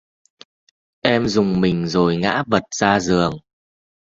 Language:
Vietnamese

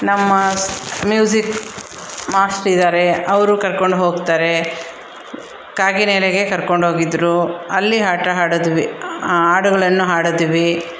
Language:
Kannada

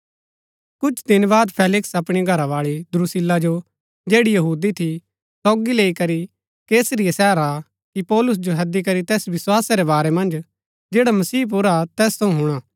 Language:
Gaddi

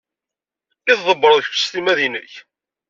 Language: Kabyle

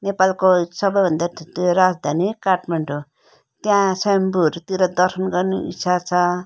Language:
Nepali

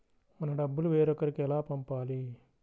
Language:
Telugu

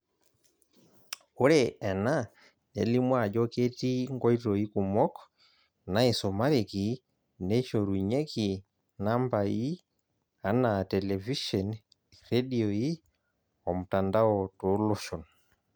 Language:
Masai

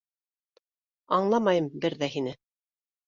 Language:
Bashkir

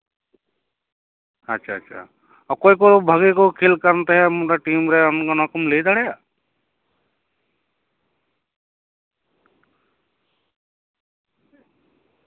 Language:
Santali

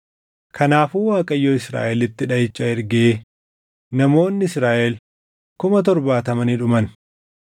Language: Oromo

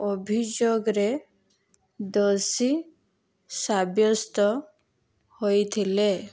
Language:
Odia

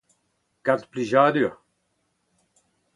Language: Breton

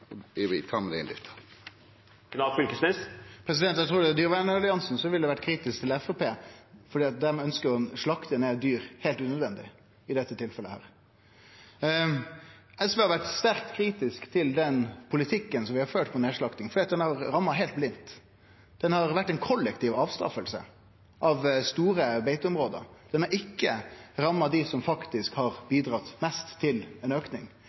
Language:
Norwegian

